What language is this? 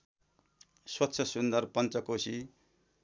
Nepali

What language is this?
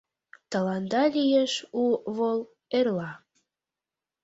Mari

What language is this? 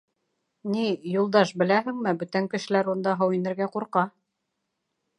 Bashkir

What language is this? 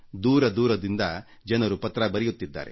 Kannada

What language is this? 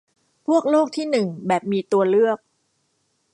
Thai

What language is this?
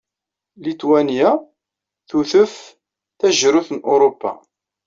Kabyle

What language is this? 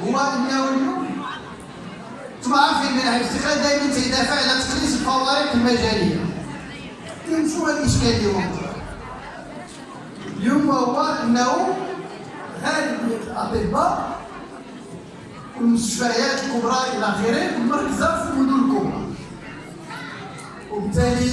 Arabic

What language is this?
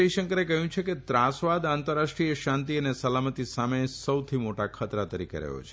Gujarati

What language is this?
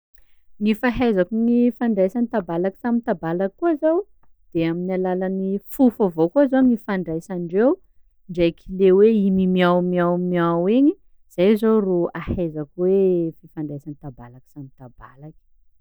Sakalava Malagasy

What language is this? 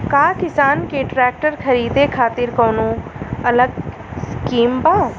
Bhojpuri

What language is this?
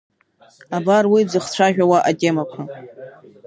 Abkhazian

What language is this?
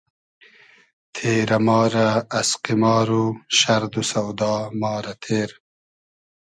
Hazaragi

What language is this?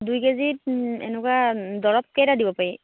Assamese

